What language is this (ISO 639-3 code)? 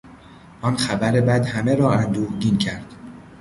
fas